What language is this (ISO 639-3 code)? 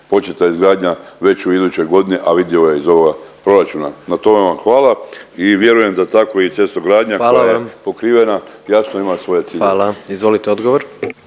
hrv